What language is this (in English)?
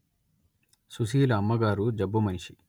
Telugu